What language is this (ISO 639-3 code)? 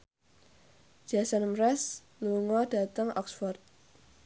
jav